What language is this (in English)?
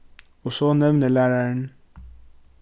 Faroese